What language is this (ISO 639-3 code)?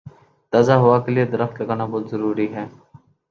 urd